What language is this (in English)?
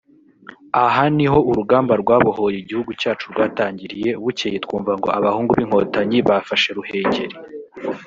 Kinyarwanda